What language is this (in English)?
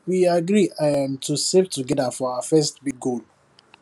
Nigerian Pidgin